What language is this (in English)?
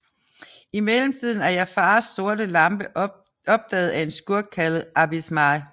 Danish